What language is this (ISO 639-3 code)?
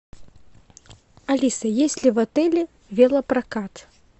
rus